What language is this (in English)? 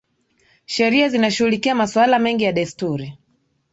Swahili